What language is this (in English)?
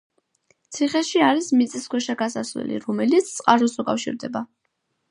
Georgian